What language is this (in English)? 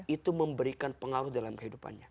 Indonesian